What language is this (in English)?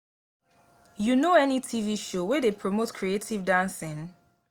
Nigerian Pidgin